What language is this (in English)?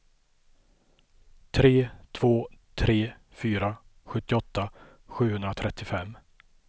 Swedish